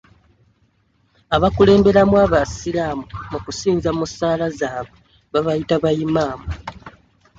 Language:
Ganda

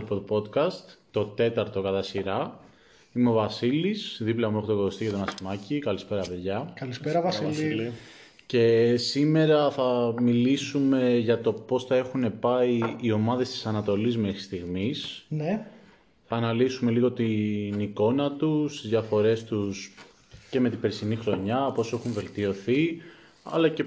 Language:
Greek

